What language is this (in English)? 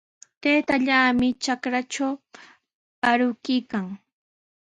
Sihuas Ancash Quechua